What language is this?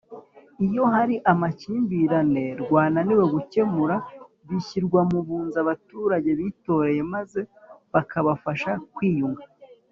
Kinyarwanda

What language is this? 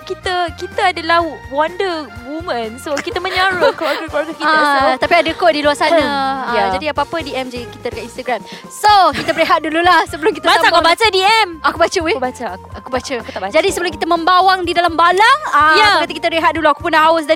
Malay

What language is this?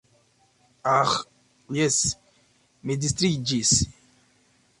Esperanto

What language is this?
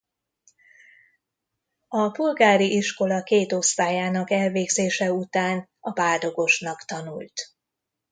Hungarian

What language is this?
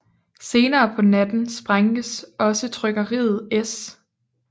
Danish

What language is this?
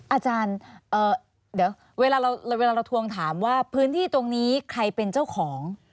Thai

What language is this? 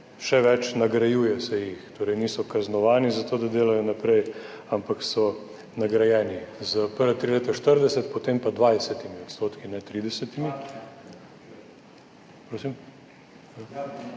Slovenian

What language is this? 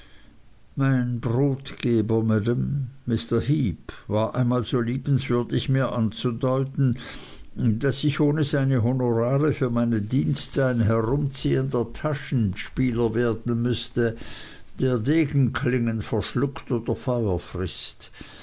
German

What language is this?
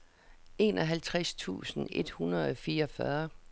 Danish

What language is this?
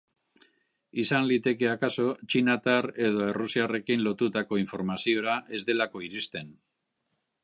Basque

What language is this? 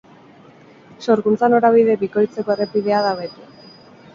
Basque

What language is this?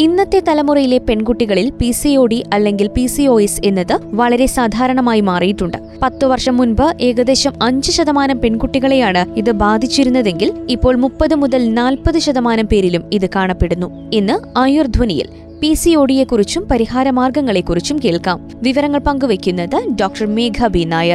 Malayalam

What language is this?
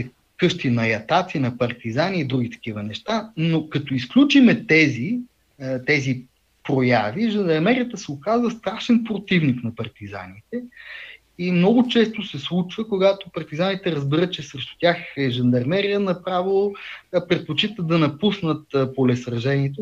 Bulgarian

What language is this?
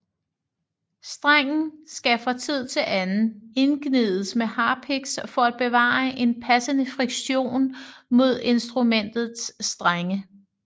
Danish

